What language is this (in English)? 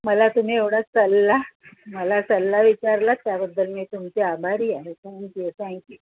Marathi